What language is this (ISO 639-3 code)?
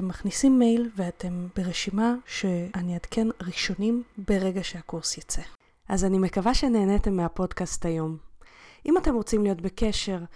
heb